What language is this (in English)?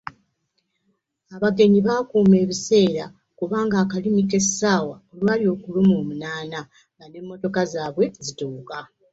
Ganda